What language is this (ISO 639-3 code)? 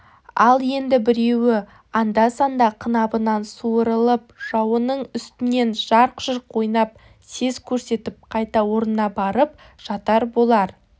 kaz